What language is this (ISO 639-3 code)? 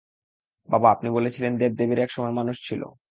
ben